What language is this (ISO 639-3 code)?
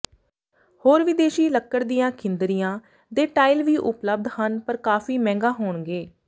pan